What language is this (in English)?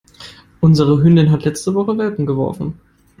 German